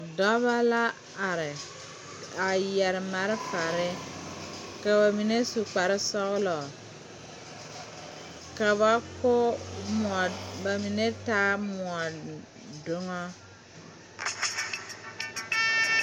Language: Southern Dagaare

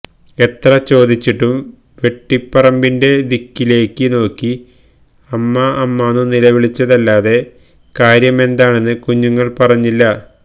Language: Malayalam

